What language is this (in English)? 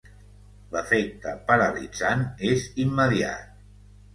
Catalan